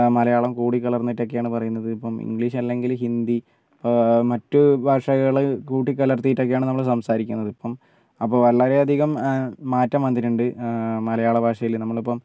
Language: Malayalam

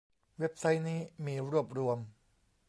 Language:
Thai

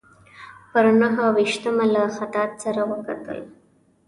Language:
Pashto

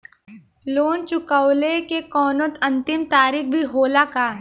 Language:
Bhojpuri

